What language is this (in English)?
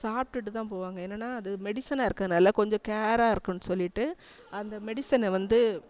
Tamil